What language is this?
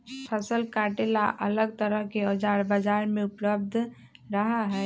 Magahi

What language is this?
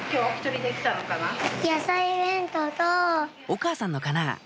Japanese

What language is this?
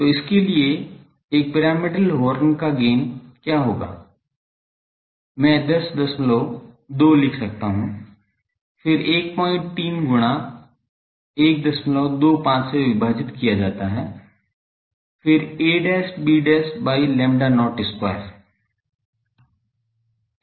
Hindi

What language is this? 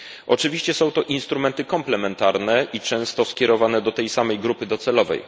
Polish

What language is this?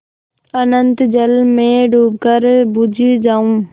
Hindi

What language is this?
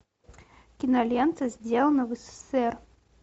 Russian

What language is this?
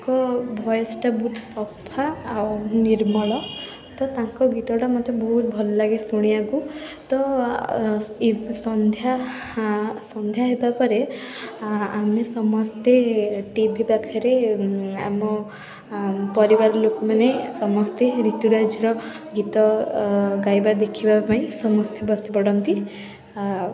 Odia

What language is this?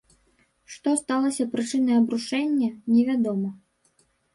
Belarusian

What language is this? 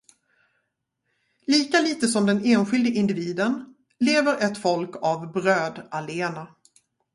Swedish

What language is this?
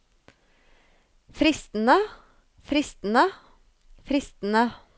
Norwegian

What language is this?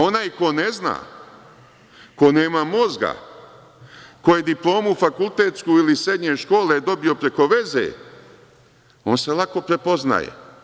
Serbian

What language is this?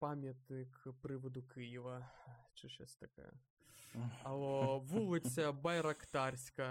Ukrainian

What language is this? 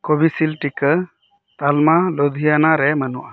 Santali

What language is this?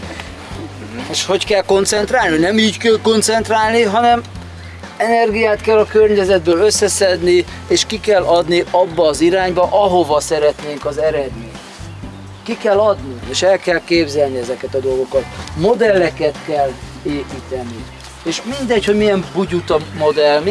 Hungarian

